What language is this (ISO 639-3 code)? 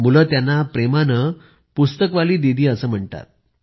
mar